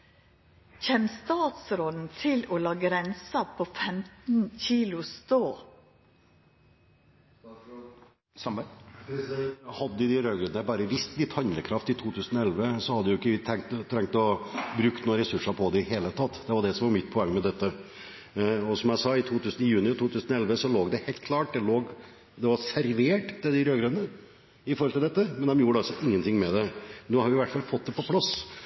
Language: Norwegian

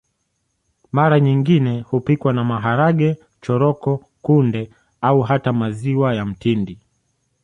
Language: Swahili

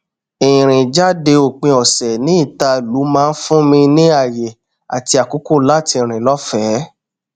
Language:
Yoruba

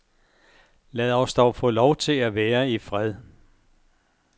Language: Danish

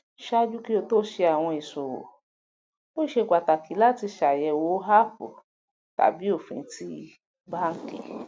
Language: Yoruba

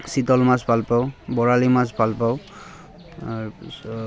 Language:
Assamese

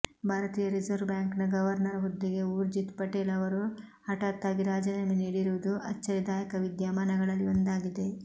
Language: Kannada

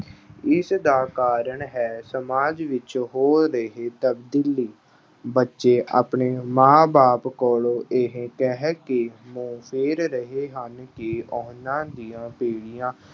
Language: Punjabi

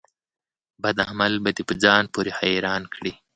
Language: Pashto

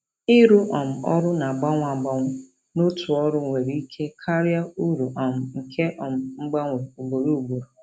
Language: Igbo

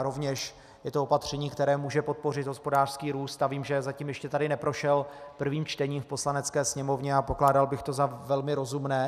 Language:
Czech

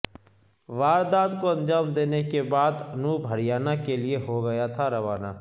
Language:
Urdu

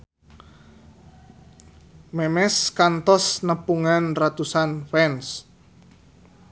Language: Sundanese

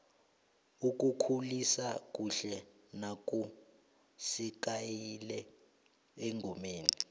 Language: South Ndebele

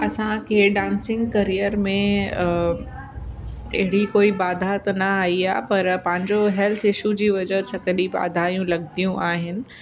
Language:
Sindhi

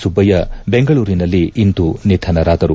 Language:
Kannada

